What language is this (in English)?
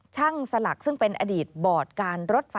Thai